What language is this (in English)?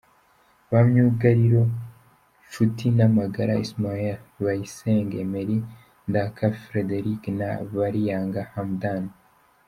Kinyarwanda